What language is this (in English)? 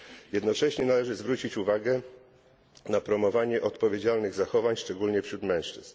Polish